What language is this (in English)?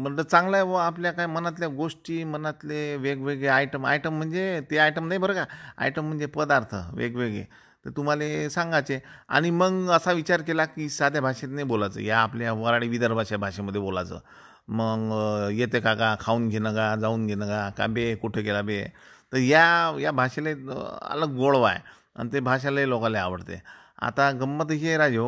Marathi